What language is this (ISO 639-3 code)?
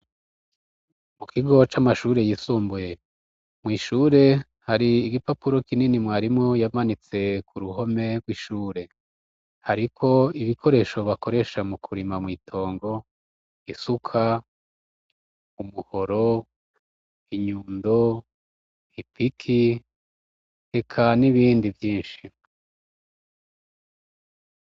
run